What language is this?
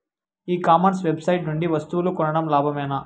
Telugu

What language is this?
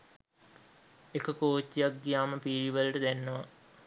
Sinhala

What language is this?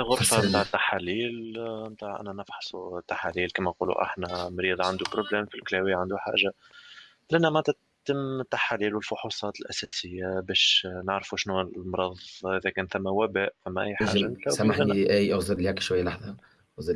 Arabic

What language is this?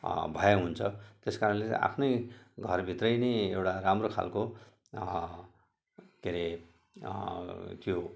Nepali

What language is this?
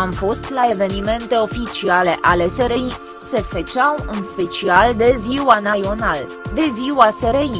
Romanian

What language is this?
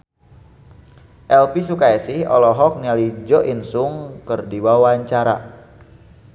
Sundanese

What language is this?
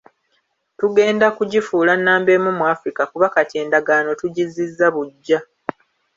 Ganda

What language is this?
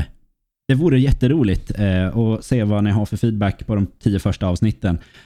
Swedish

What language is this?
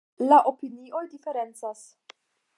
Esperanto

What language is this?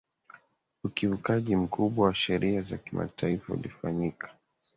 Swahili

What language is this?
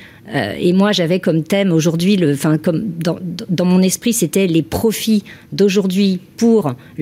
French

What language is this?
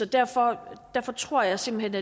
Danish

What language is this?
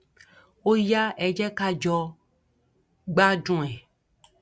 Yoruba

